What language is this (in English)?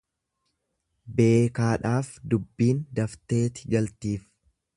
Oromo